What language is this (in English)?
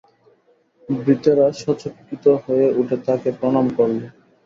Bangla